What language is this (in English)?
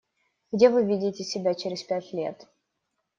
Russian